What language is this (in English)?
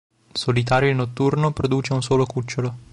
Italian